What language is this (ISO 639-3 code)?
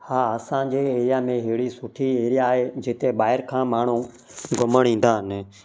snd